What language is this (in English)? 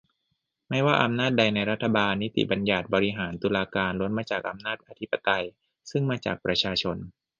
Thai